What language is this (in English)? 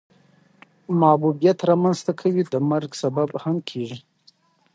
Pashto